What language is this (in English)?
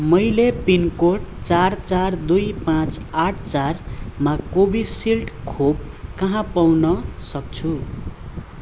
Nepali